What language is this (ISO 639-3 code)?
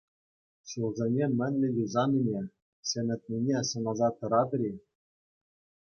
chv